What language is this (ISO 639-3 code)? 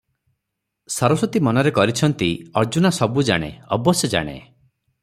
ori